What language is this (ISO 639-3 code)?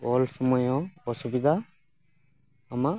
sat